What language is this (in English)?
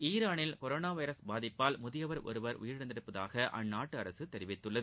Tamil